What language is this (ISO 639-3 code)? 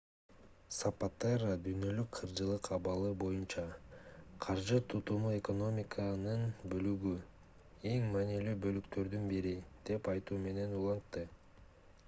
kir